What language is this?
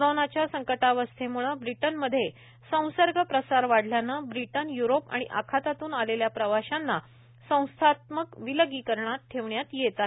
Marathi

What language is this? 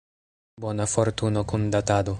Esperanto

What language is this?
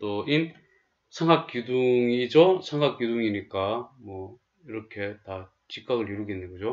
Korean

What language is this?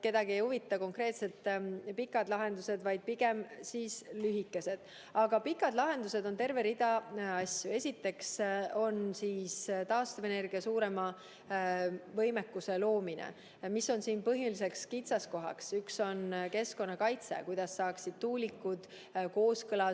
Estonian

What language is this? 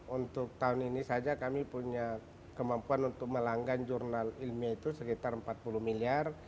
Indonesian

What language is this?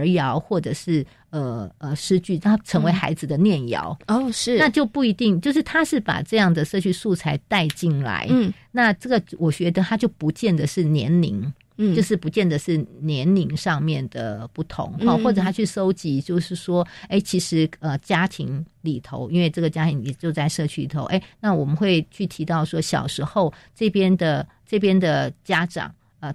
Chinese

